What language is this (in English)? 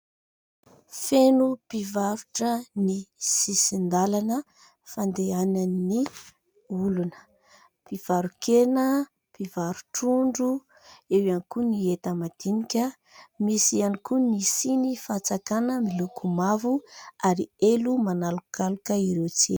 Malagasy